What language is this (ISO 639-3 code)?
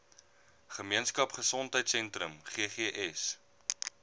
afr